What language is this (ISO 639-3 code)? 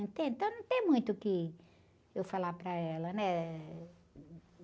por